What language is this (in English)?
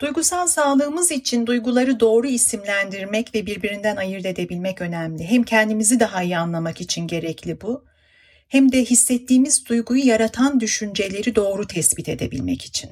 Turkish